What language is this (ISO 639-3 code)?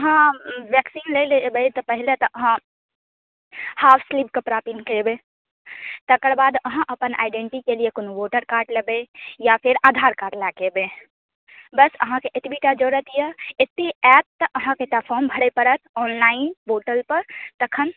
mai